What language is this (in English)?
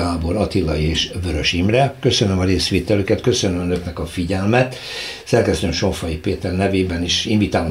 Hungarian